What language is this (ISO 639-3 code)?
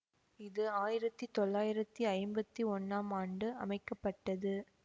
tam